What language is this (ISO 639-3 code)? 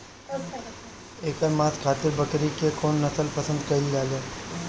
bho